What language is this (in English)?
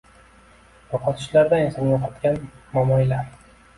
Uzbek